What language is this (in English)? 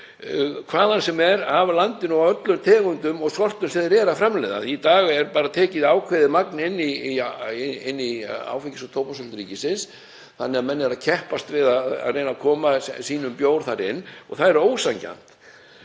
Icelandic